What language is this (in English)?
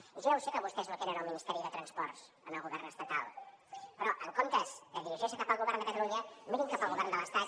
Catalan